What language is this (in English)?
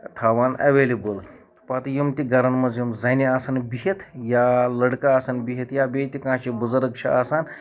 Kashmiri